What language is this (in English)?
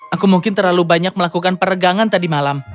Indonesian